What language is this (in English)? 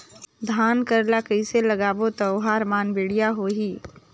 Chhattisgarhi